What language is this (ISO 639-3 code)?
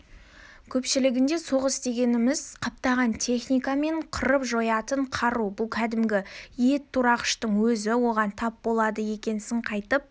kaz